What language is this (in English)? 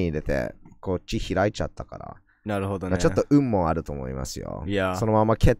Japanese